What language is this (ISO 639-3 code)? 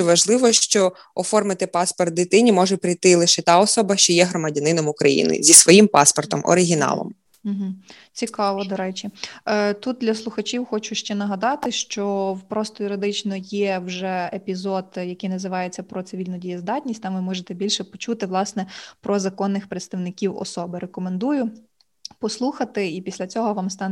ukr